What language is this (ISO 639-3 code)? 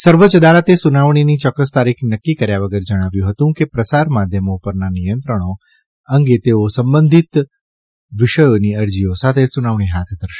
guj